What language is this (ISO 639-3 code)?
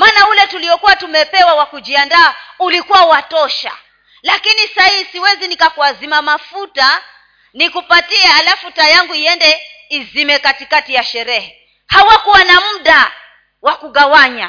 swa